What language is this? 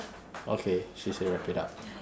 English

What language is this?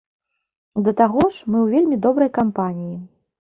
Belarusian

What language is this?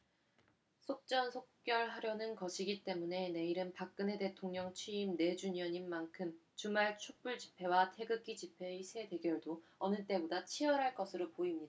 Korean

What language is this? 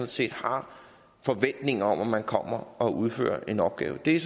Danish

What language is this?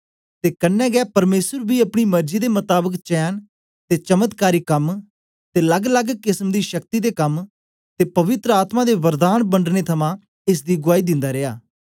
Dogri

